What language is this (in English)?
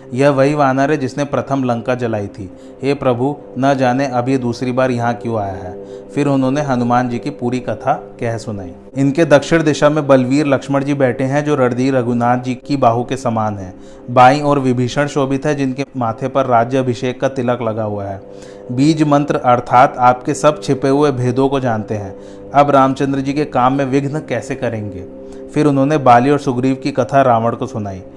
Hindi